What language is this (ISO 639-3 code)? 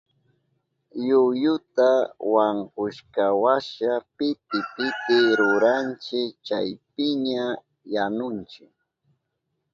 qup